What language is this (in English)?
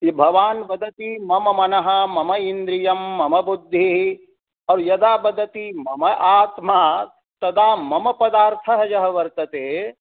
Sanskrit